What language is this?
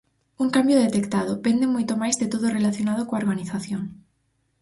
Galician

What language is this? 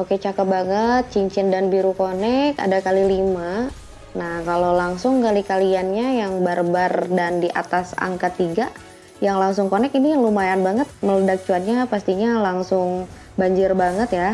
Indonesian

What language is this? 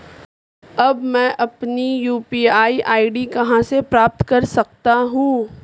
Hindi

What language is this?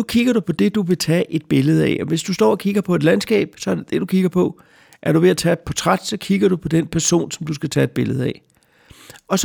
Danish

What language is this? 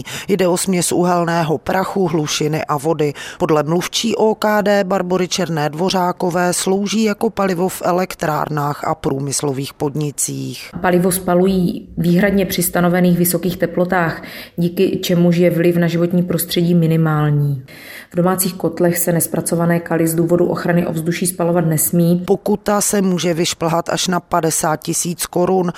Czech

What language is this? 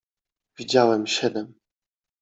Polish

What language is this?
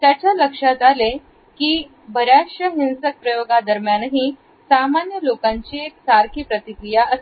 Marathi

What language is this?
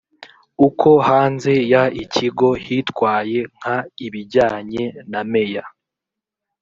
Kinyarwanda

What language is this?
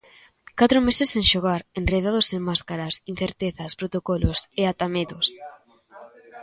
Galician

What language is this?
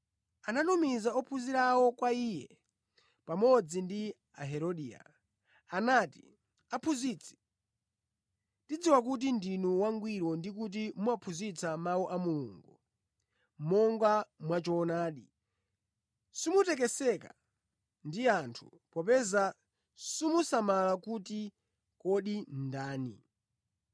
Nyanja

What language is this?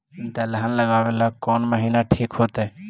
Magahi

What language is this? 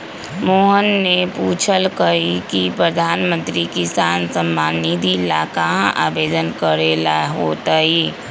Magahi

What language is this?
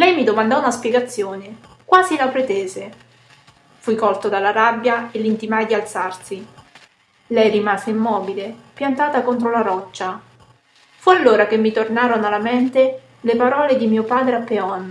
Italian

